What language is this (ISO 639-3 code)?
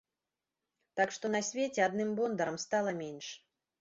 bel